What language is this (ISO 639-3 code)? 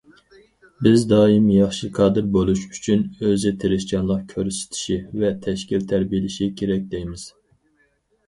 uig